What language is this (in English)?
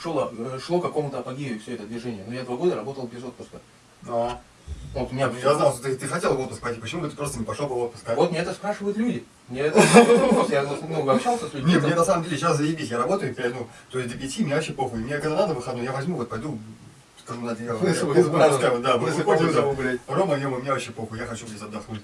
Russian